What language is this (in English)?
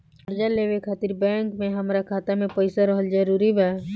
Bhojpuri